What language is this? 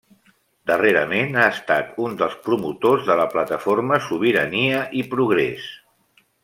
Catalan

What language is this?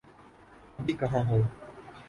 Urdu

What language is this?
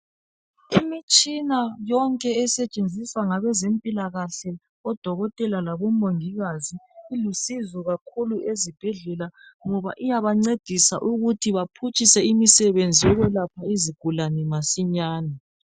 North Ndebele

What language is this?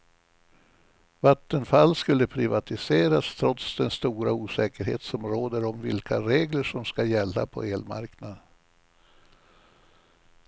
Swedish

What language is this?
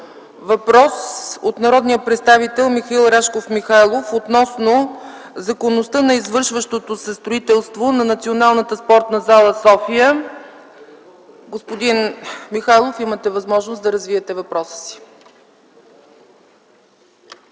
Bulgarian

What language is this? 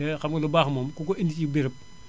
Wolof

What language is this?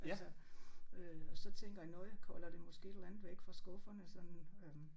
Danish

